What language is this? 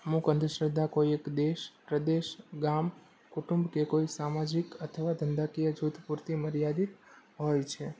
Gujarati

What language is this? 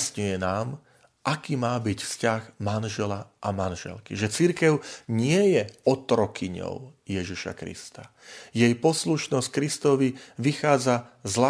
Slovak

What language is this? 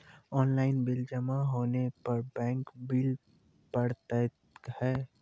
Maithili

